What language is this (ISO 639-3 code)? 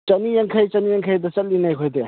mni